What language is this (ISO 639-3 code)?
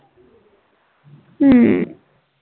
pan